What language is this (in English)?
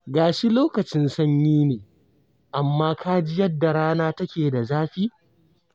Hausa